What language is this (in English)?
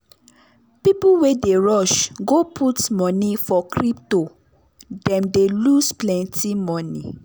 Nigerian Pidgin